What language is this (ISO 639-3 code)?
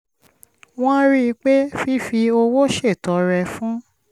yor